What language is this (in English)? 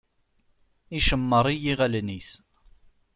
Kabyle